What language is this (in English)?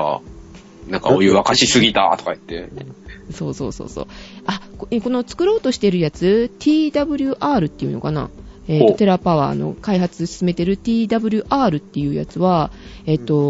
Japanese